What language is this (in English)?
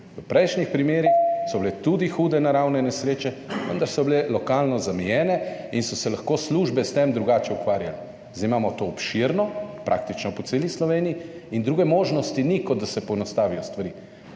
Slovenian